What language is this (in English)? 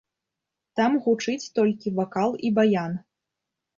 Belarusian